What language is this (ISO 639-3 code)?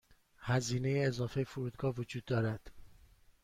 fas